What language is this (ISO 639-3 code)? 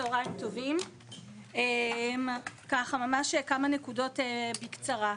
heb